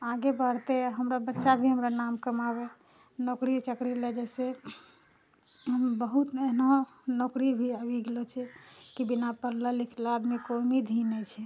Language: Maithili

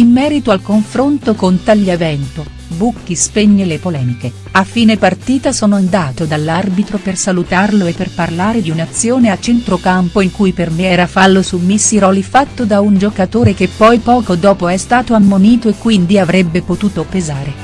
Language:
Italian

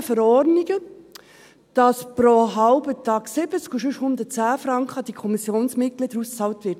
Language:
Swiss German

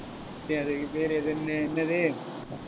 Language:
Tamil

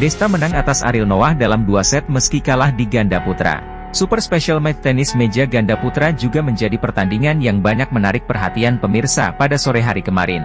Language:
Indonesian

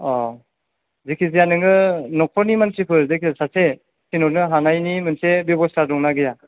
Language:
Bodo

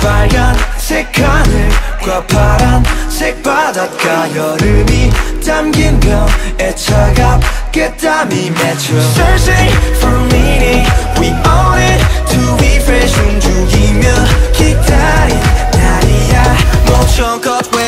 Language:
Vietnamese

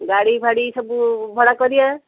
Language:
Odia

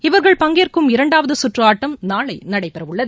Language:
Tamil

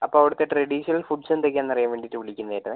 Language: Malayalam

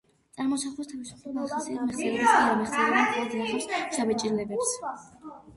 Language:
Georgian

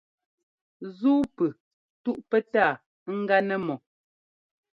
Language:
Ngomba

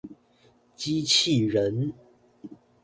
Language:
Chinese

